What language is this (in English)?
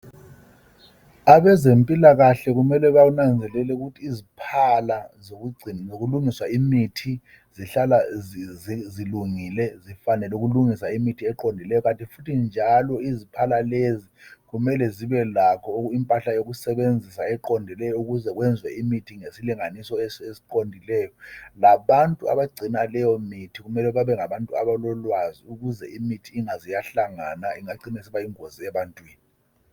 North Ndebele